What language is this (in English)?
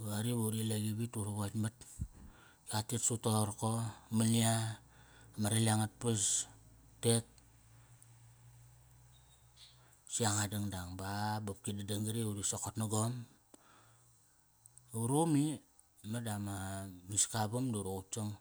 Kairak